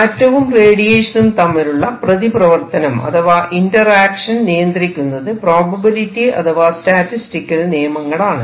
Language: Malayalam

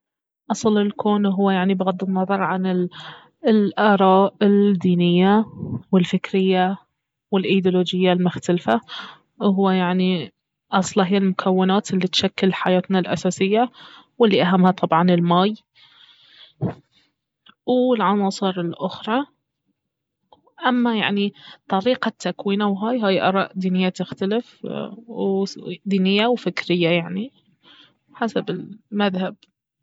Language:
Baharna Arabic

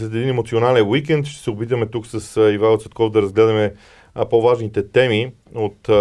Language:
Bulgarian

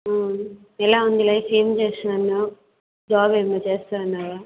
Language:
Telugu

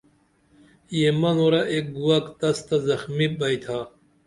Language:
Dameli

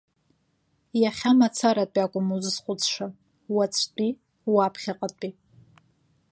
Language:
Abkhazian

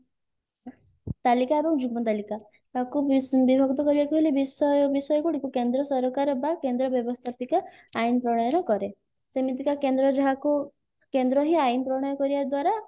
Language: Odia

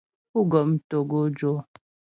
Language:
Ghomala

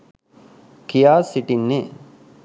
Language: Sinhala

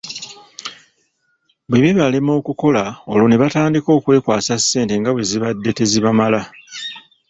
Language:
Ganda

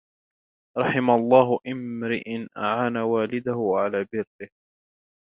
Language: Arabic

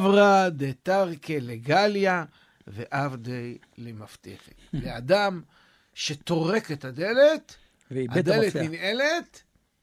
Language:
Hebrew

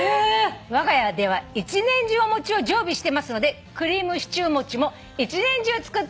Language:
Japanese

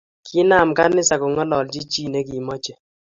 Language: Kalenjin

